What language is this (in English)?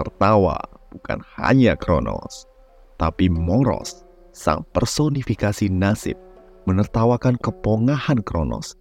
Indonesian